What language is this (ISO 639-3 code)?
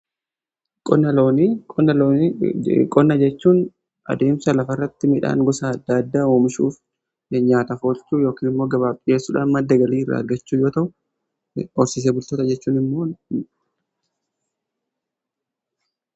orm